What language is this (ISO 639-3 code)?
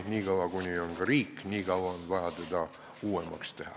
est